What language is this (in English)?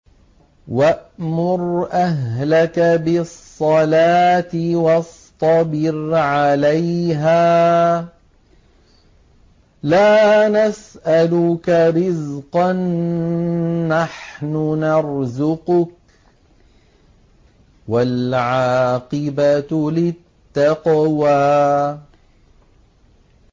Arabic